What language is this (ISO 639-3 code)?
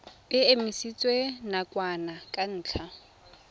tsn